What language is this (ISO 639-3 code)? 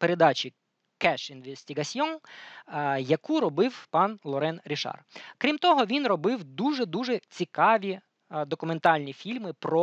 ukr